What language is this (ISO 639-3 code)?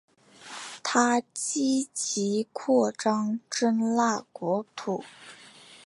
zho